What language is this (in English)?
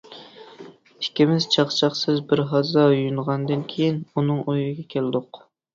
Uyghur